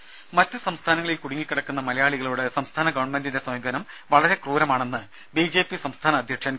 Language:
Malayalam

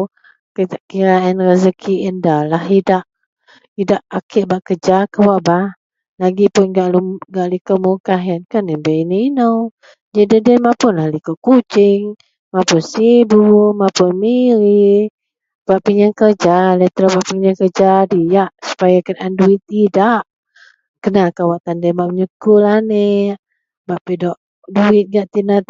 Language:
Central Melanau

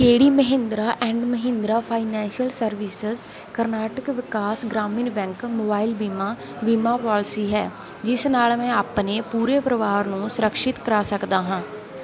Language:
Punjabi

